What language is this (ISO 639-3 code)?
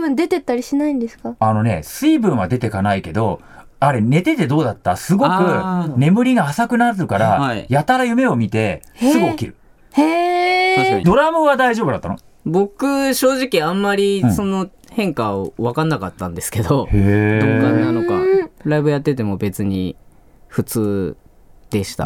jpn